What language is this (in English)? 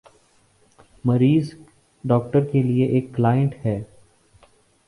Urdu